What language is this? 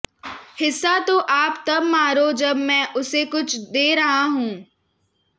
Hindi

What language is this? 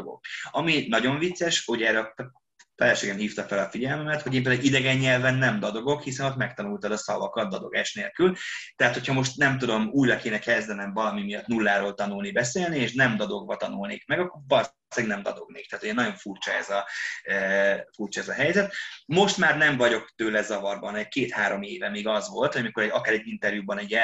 Hungarian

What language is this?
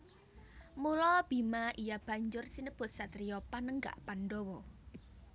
Javanese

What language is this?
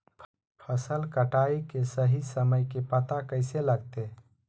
Magahi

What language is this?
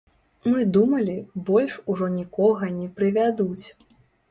Belarusian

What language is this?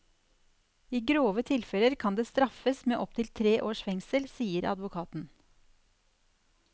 Norwegian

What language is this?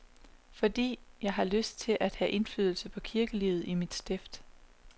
Danish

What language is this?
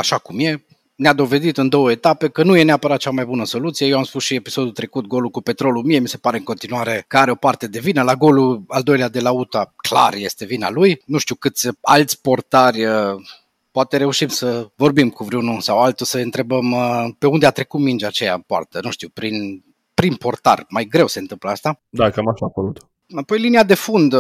Romanian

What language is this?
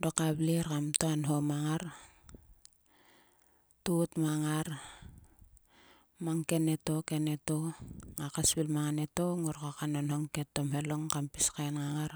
Sulka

